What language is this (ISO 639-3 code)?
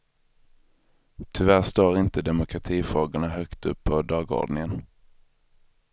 swe